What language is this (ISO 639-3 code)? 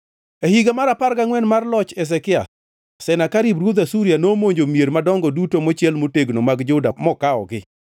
luo